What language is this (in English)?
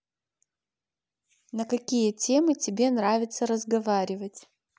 Russian